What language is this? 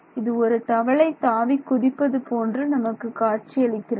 Tamil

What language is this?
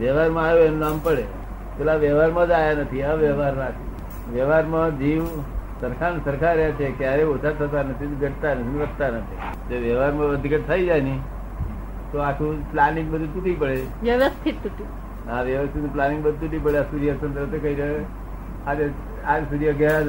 Gujarati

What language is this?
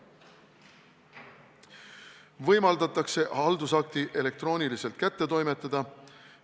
Estonian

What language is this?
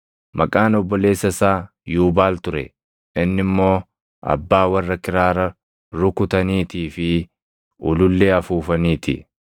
Oromo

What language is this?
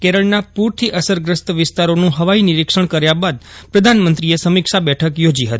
Gujarati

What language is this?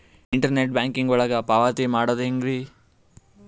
Kannada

